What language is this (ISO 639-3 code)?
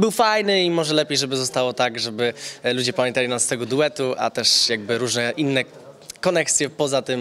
pol